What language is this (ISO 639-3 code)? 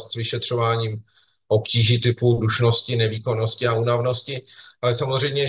ces